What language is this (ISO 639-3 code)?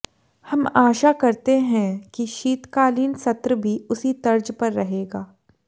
hin